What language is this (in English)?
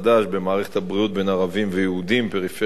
Hebrew